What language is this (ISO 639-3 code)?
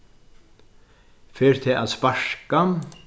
fao